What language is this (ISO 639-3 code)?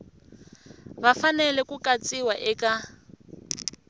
tso